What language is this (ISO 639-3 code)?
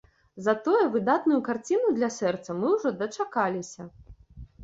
bel